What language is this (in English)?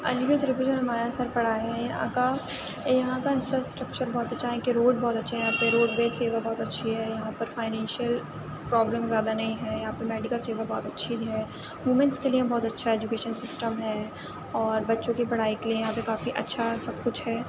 Urdu